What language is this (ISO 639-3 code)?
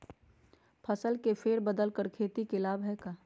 mag